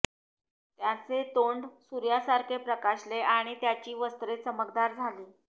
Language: Marathi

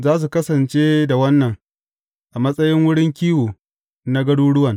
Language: Hausa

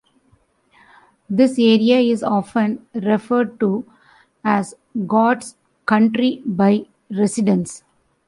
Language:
English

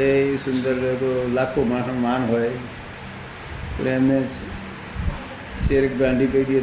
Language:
Gujarati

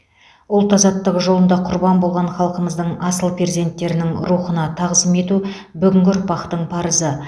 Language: Kazakh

